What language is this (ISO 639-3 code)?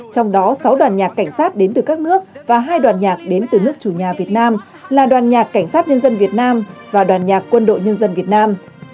vie